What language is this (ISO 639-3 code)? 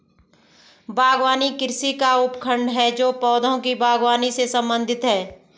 hin